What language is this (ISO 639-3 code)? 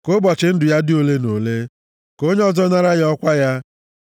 ibo